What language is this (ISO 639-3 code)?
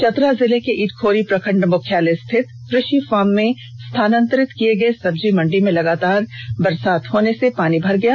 hin